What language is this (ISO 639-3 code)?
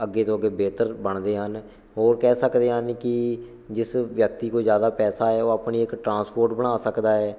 pan